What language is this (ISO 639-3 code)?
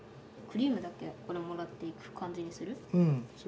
jpn